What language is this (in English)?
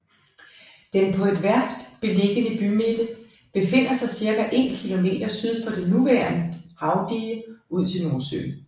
Danish